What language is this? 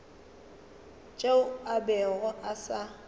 Northern Sotho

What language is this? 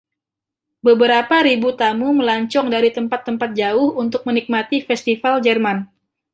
Indonesian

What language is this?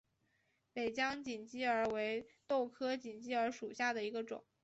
Chinese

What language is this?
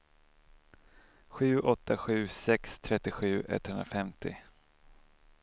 Swedish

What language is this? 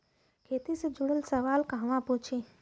Bhojpuri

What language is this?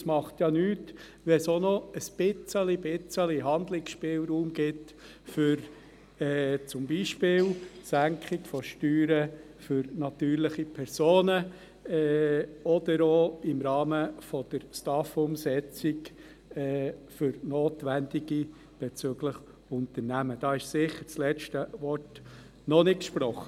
Swiss German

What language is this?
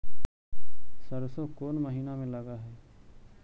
Magahi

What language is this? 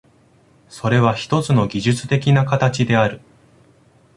Japanese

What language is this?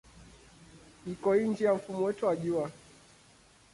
Swahili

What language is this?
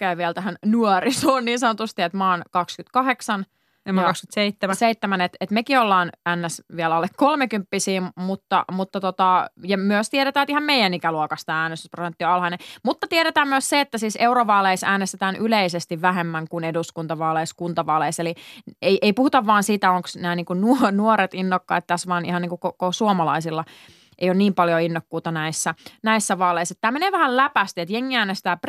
Finnish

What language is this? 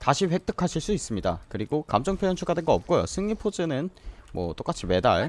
Korean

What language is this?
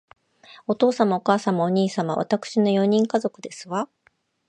Japanese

